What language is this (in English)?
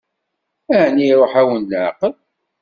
Kabyle